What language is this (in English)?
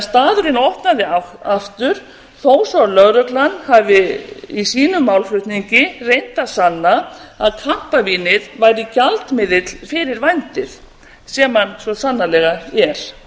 Icelandic